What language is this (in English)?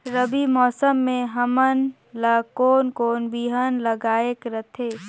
Chhattisgarhi